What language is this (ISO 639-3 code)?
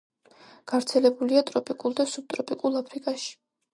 kat